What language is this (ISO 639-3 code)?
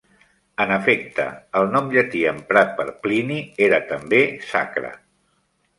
cat